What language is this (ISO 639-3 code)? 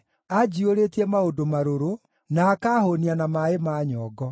kik